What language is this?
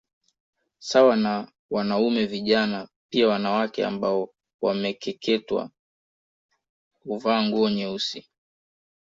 Swahili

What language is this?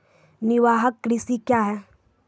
Maithili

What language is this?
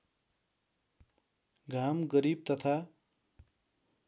Nepali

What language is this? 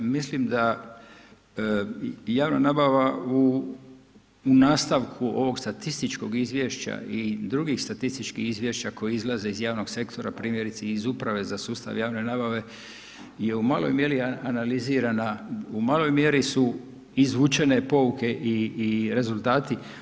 Croatian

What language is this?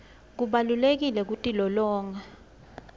Swati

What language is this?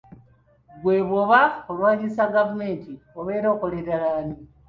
Ganda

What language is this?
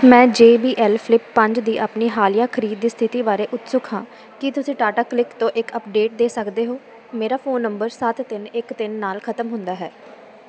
Punjabi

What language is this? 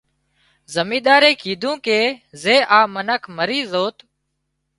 Wadiyara Koli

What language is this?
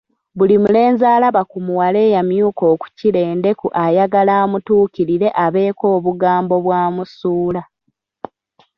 Ganda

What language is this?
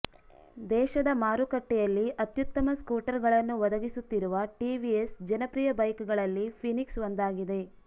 Kannada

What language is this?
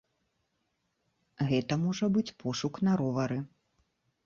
Belarusian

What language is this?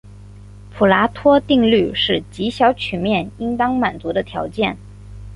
Chinese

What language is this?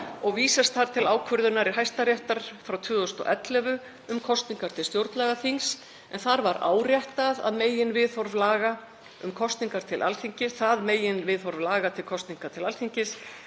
Icelandic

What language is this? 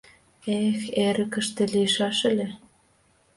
Mari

